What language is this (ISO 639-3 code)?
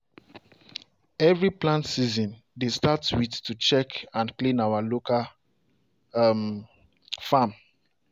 pcm